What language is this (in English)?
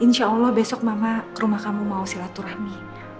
Indonesian